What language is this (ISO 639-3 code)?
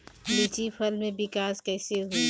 bho